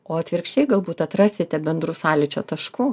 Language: Lithuanian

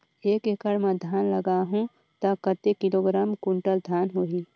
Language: Chhattisgarhi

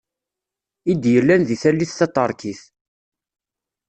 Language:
Kabyle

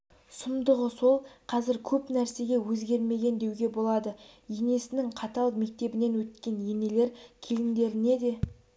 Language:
Kazakh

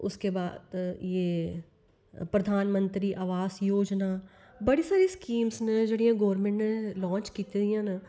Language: Dogri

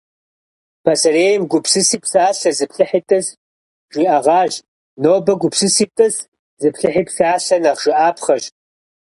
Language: Kabardian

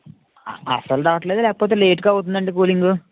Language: Telugu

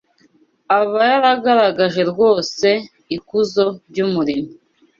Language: Kinyarwanda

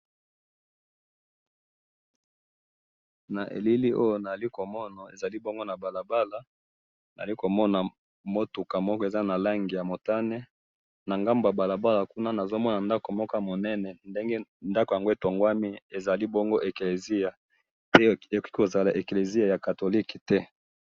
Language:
Lingala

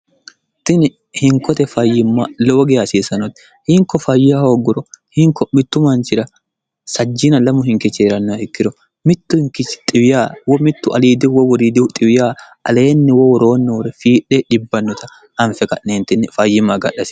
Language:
Sidamo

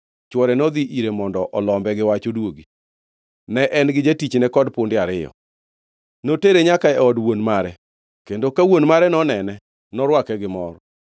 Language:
Luo (Kenya and Tanzania)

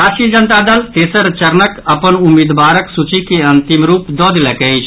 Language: Maithili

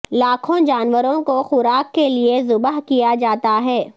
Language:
Urdu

